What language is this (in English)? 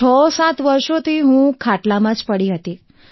Gujarati